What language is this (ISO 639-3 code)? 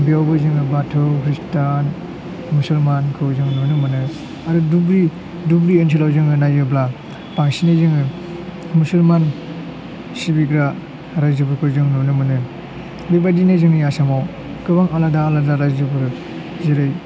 brx